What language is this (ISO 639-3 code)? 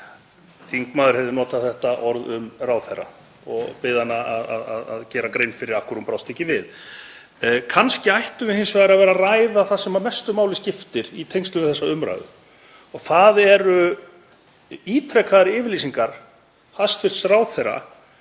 isl